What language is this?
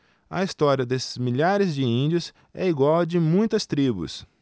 Portuguese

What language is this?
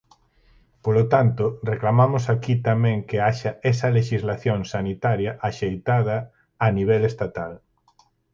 Galician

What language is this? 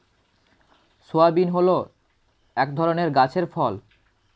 Bangla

